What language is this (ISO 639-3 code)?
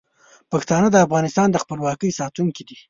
pus